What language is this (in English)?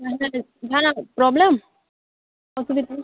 Santali